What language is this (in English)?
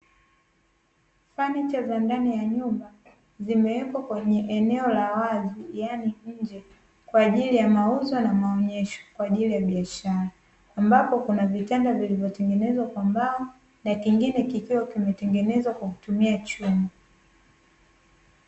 Swahili